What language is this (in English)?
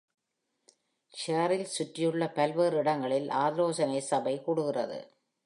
Tamil